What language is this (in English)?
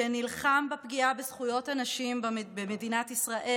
Hebrew